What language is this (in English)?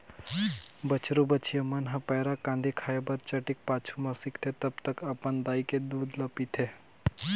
Chhattisgarhi